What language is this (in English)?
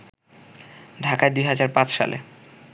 Bangla